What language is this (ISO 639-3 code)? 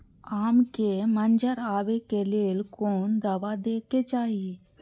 mai